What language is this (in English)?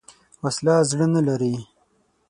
Pashto